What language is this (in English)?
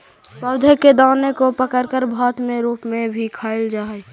Magahi